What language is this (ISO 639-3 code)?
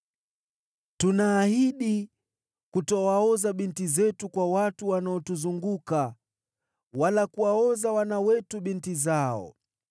swa